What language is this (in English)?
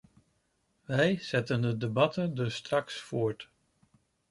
Dutch